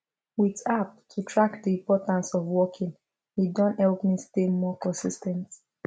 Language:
Nigerian Pidgin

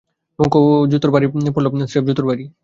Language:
Bangla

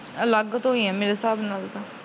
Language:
Punjabi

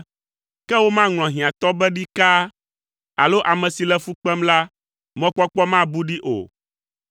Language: Ewe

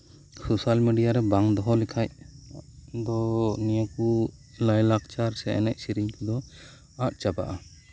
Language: Santali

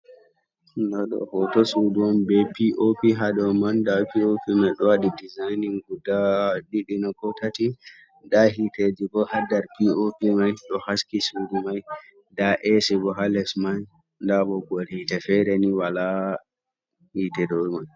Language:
Fula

